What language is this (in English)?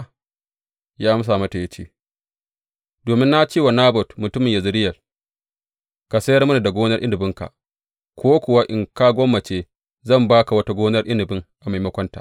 Hausa